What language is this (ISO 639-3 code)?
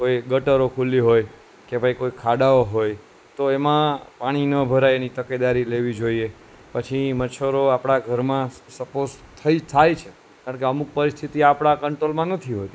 guj